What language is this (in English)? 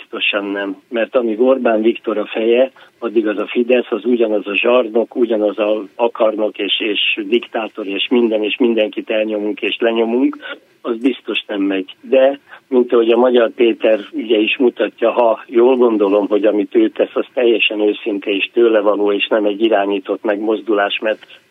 Hungarian